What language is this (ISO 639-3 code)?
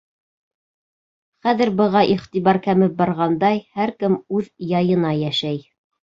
bak